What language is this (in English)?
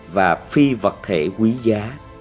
Vietnamese